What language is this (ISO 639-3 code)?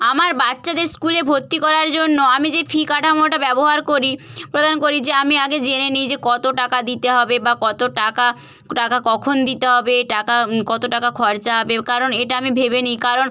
ben